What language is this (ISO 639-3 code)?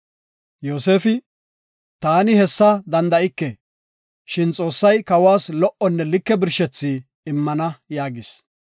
gof